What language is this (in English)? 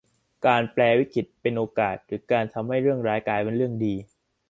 Thai